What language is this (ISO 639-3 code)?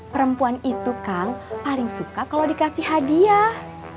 ind